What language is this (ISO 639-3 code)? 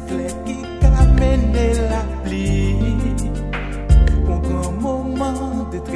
spa